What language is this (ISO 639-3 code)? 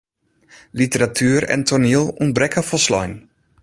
fry